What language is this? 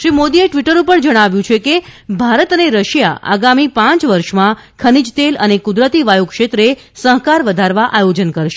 Gujarati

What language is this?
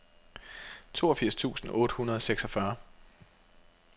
Danish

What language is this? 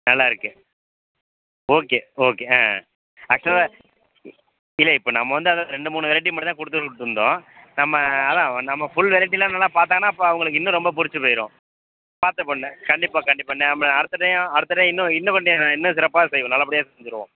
Tamil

